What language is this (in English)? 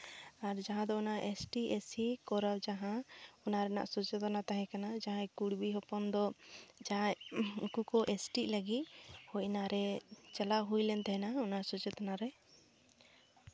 Santali